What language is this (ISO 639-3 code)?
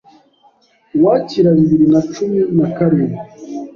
kin